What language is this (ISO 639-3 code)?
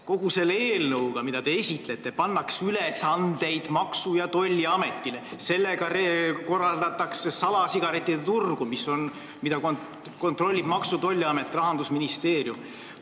est